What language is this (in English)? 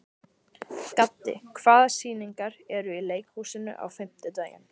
Icelandic